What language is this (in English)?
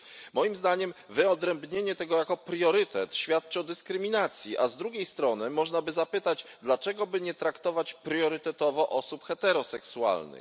Polish